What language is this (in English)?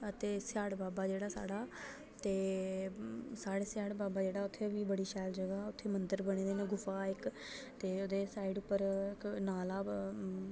Dogri